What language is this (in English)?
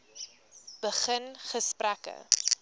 Afrikaans